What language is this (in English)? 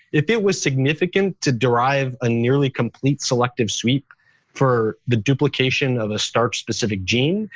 English